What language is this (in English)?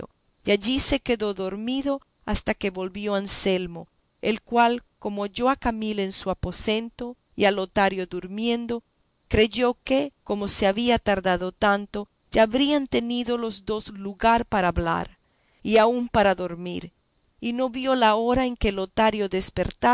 Spanish